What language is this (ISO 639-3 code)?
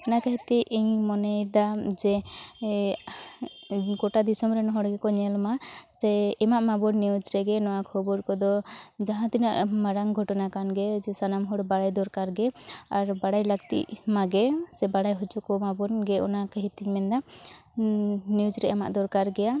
sat